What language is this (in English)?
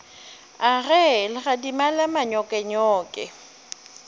Northern Sotho